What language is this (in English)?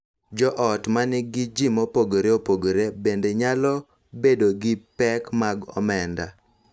Luo (Kenya and Tanzania)